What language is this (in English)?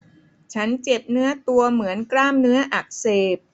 Thai